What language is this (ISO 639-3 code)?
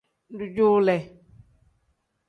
kdh